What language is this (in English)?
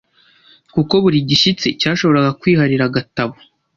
Kinyarwanda